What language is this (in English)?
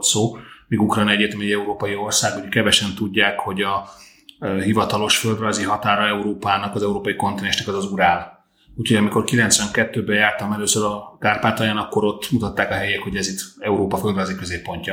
Hungarian